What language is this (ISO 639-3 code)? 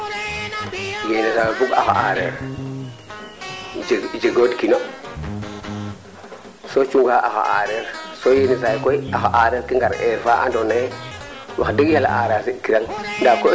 srr